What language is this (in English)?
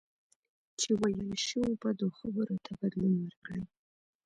Pashto